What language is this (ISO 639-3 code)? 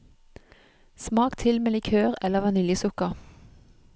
nor